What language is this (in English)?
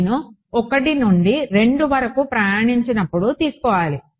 Telugu